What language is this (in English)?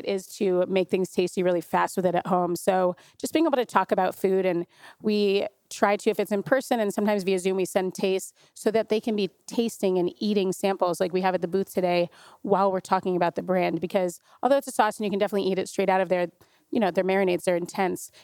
English